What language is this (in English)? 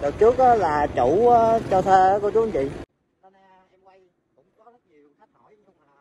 Vietnamese